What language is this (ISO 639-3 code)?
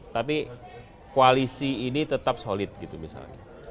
ind